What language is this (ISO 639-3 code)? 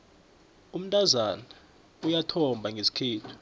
nbl